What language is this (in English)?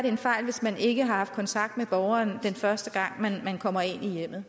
Danish